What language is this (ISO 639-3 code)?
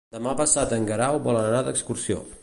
cat